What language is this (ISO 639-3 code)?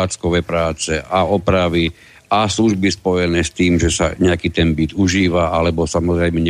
slk